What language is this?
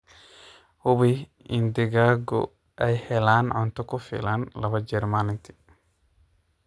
Somali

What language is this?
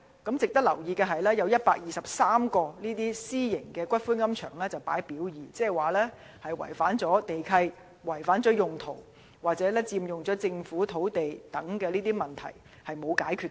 Cantonese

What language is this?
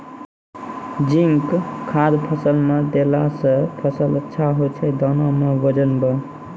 Maithili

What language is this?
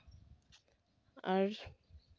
Santali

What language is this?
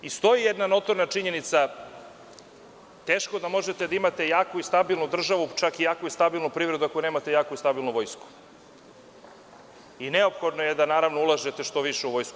Serbian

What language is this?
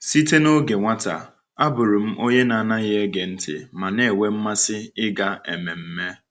Igbo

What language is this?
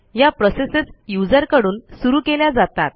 Marathi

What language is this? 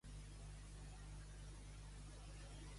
Catalan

